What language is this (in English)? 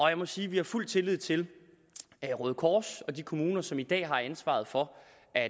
Danish